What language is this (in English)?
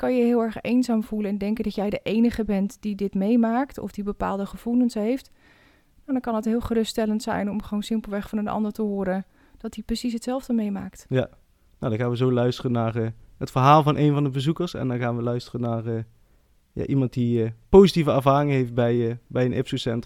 Dutch